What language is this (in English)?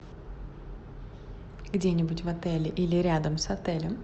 Russian